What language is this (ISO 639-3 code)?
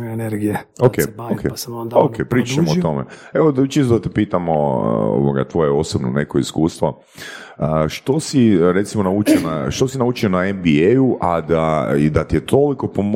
hrv